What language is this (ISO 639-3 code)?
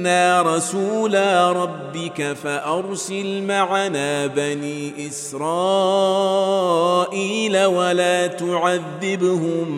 ara